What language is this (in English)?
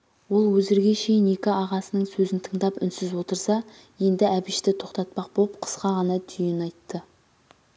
Kazakh